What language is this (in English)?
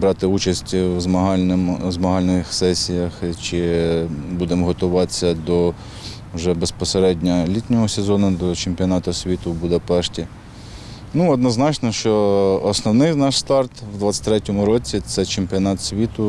Ukrainian